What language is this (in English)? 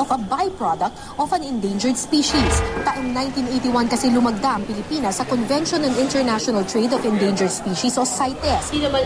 Filipino